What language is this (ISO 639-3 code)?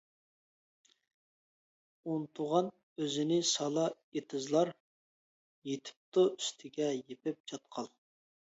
uig